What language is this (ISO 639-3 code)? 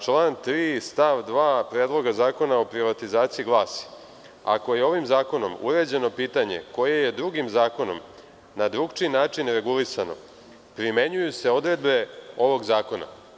srp